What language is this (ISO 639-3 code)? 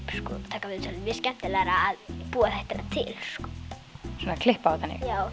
isl